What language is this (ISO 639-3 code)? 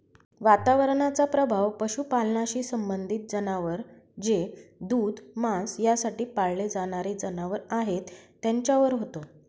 mar